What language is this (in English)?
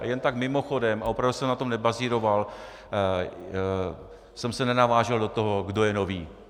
Czech